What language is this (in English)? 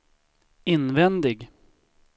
Swedish